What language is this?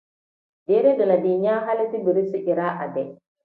Tem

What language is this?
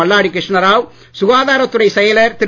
Tamil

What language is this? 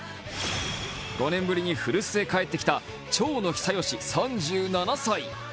Japanese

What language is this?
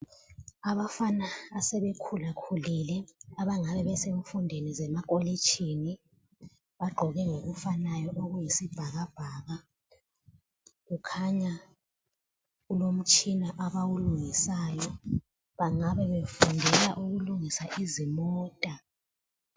North Ndebele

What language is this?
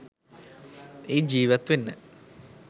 Sinhala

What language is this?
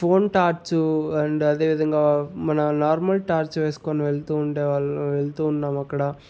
Telugu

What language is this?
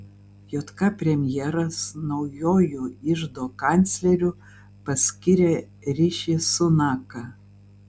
Lithuanian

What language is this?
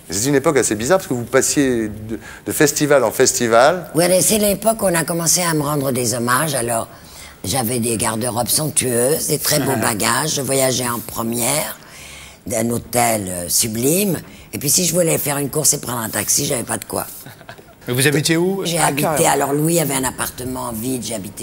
French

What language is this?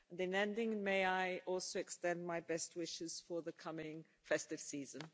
English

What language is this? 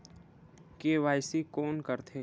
Chhattisgarhi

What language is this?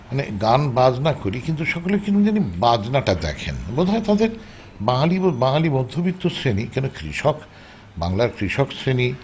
Bangla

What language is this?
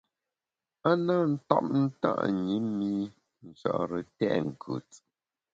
Bamun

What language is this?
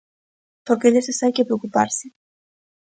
Galician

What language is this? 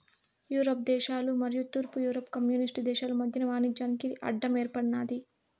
Telugu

